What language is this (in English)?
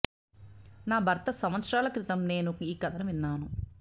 Telugu